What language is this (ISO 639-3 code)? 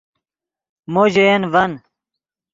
ydg